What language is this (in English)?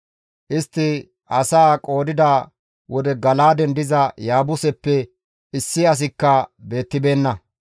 Gamo